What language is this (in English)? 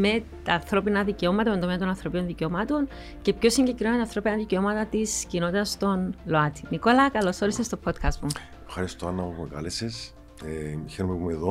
Greek